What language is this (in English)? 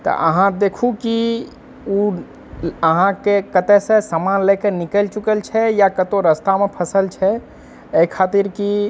Maithili